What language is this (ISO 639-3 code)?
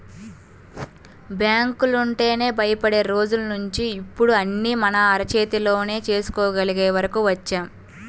tel